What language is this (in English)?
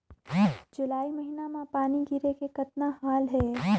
Chhattisgarhi